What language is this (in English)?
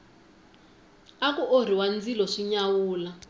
Tsonga